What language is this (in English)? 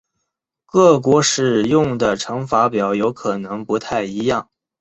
Chinese